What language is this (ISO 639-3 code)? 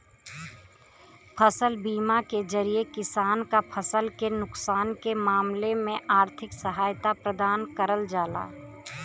bho